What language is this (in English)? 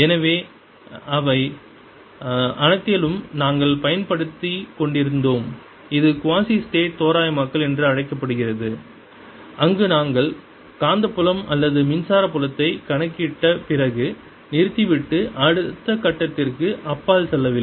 Tamil